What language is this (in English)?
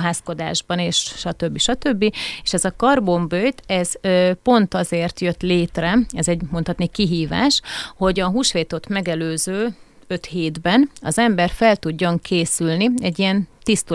Hungarian